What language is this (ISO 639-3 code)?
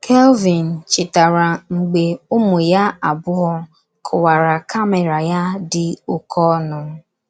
ibo